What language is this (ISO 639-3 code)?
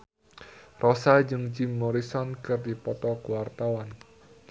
sun